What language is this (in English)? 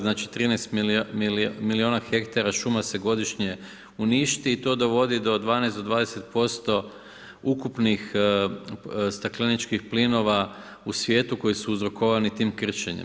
Croatian